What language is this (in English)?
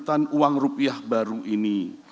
Indonesian